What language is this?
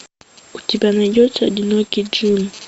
Russian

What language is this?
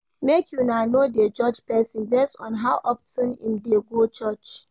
Nigerian Pidgin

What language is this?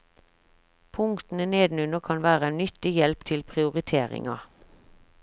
Norwegian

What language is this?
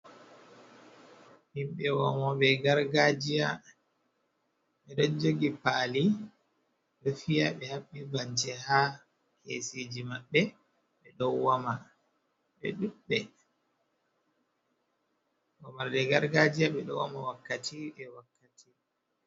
Fula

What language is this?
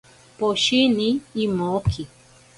Ashéninka Perené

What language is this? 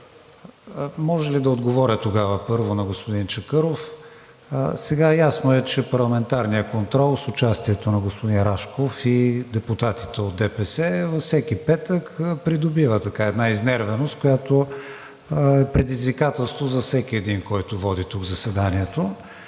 Bulgarian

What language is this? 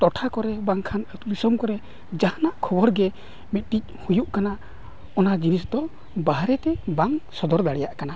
Santali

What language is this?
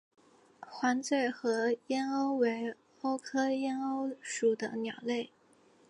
Chinese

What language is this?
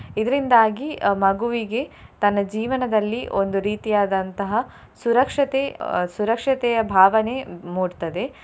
Kannada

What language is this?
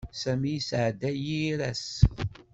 Kabyle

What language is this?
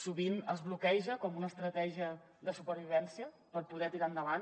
Catalan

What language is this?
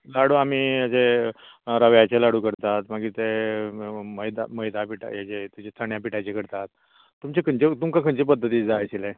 Konkani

